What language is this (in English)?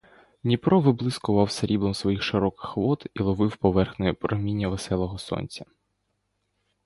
Ukrainian